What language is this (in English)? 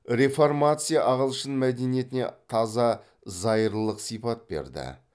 Kazakh